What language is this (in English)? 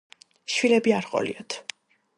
Georgian